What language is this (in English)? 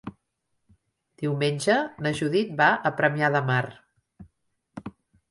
Catalan